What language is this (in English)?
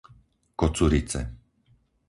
Slovak